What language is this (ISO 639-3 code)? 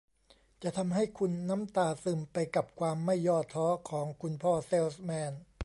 tha